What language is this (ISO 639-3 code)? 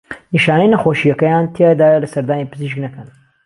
ckb